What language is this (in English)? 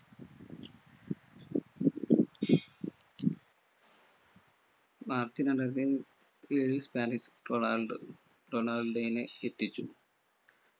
Malayalam